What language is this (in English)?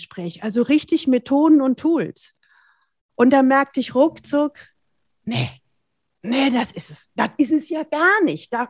German